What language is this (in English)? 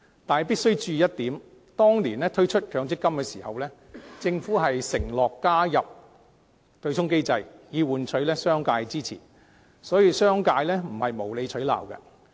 Cantonese